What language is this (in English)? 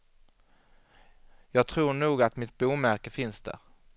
Swedish